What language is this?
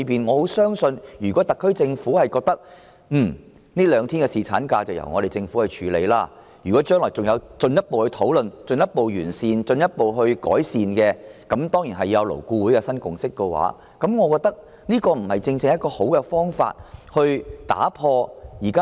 Cantonese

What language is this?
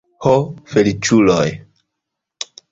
Esperanto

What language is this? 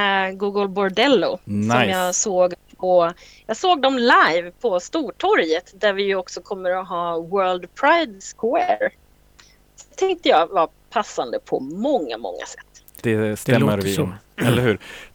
Swedish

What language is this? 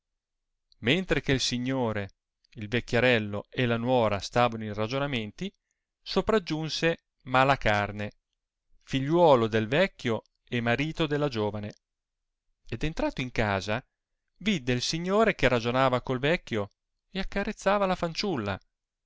Italian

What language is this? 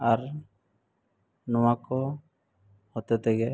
Santali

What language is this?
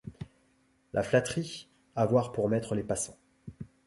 French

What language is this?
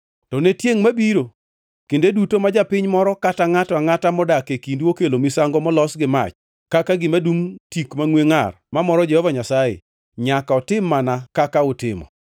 Luo (Kenya and Tanzania)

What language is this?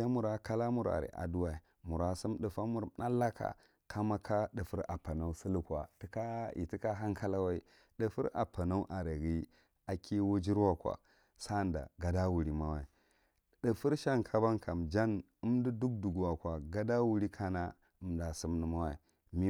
Marghi Central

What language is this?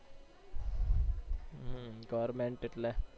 Gujarati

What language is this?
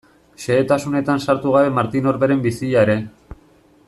Basque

